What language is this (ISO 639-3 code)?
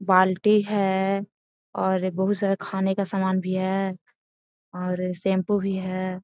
mag